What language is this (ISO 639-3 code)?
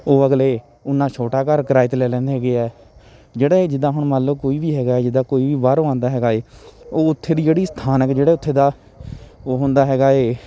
pan